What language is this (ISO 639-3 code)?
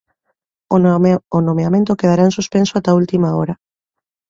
glg